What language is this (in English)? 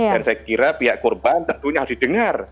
Indonesian